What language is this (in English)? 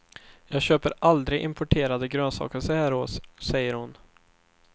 Swedish